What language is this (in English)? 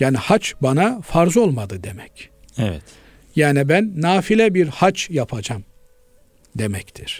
Turkish